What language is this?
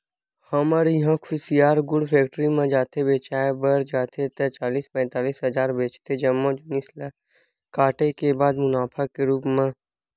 Chhattisgarhi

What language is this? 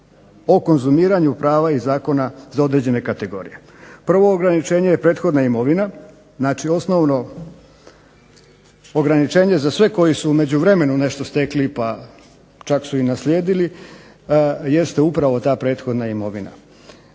Croatian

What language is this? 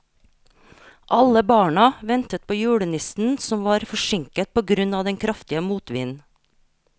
Norwegian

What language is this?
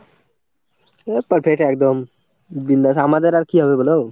Bangla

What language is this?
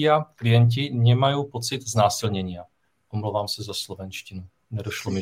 Czech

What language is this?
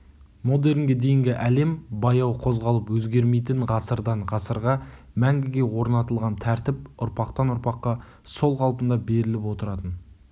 Kazakh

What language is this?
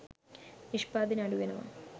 Sinhala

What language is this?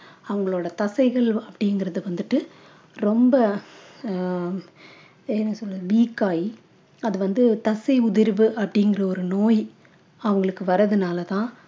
Tamil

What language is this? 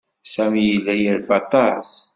Kabyle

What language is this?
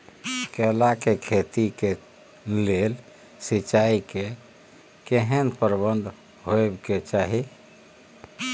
Maithili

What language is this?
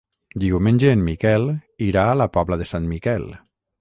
Catalan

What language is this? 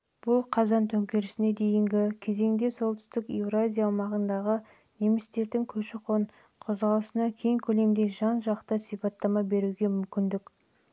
Kazakh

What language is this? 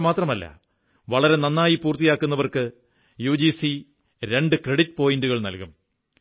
Malayalam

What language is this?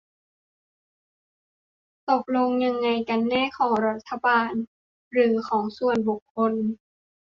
Thai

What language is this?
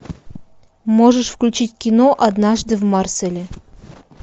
Russian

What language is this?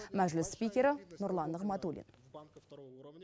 Kazakh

